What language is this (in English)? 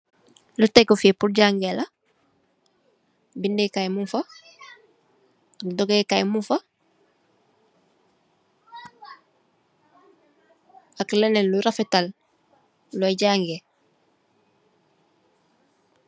Wolof